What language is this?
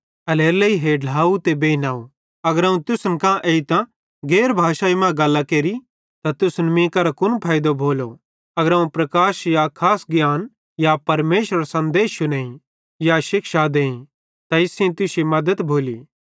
Bhadrawahi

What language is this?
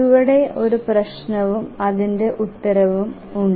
Malayalam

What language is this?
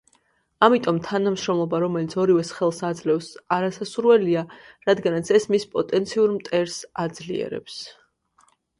Georgian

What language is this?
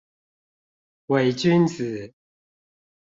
Chinese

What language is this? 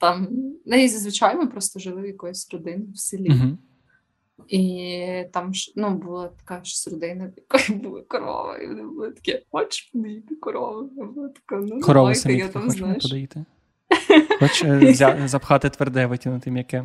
Ukrainian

